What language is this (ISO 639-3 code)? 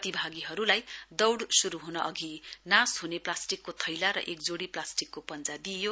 nep